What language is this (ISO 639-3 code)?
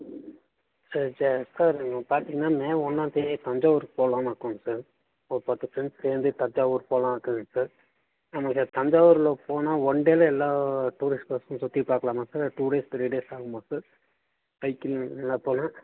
tam